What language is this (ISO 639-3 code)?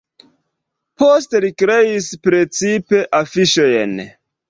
epo